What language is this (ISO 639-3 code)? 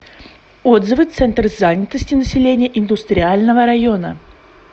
rus